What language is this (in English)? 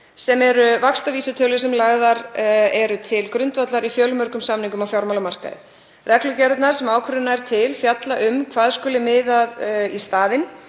Icelandic